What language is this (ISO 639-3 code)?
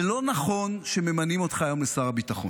heb